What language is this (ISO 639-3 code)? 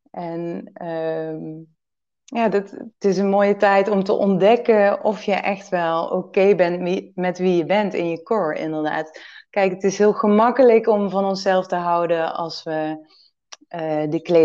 nld